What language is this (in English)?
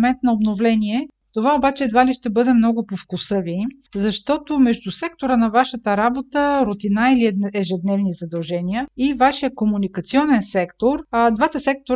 Bulgarian